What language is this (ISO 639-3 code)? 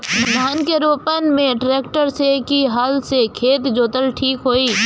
bho